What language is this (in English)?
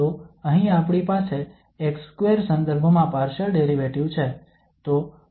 Gujarati